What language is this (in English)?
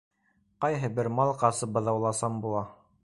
Bashkir